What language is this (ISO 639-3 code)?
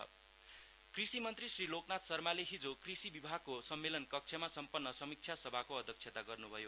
nep